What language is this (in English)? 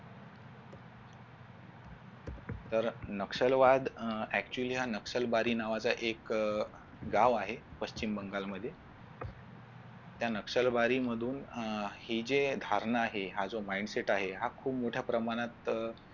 Marathi